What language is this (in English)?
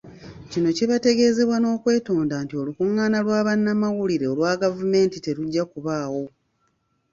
Ganda